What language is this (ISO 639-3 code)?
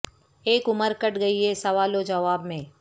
urd